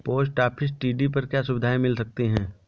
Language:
Hindi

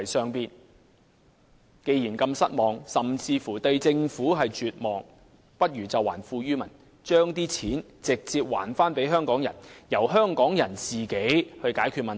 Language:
Cantonese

